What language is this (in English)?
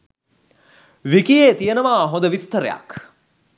Sinhala